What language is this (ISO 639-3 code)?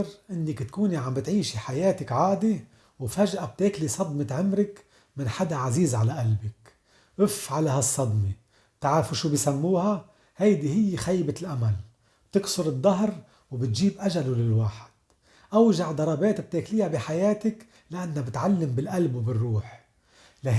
ara